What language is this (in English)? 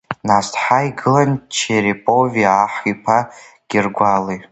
Abkhazian